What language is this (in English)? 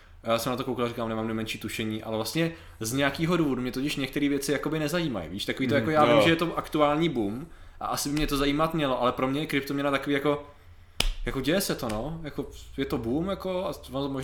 Czech